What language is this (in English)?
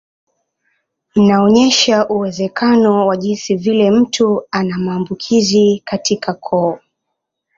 Swahili